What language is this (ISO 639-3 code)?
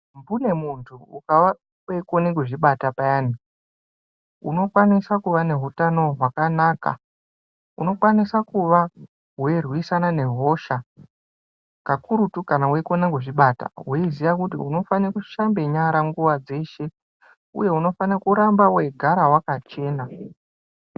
ndc